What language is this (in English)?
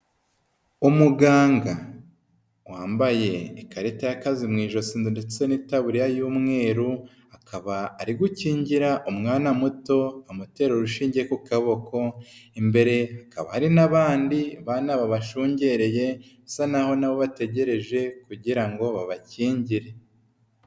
Kinyarwanda